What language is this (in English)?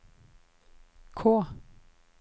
Norwegian